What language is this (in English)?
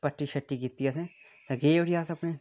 Dogri